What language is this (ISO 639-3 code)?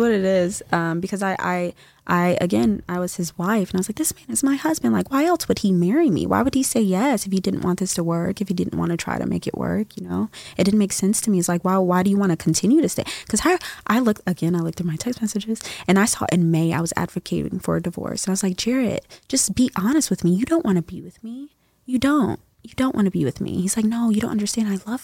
eng